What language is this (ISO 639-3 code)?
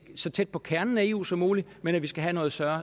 dan